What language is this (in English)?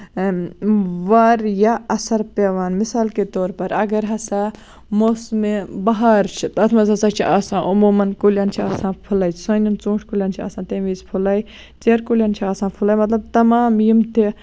Kashmiri